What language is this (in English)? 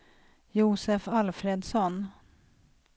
Swedish